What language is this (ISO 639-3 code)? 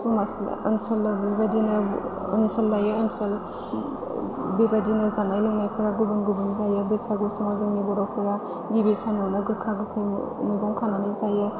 brx